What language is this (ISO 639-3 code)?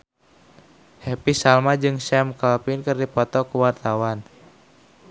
sun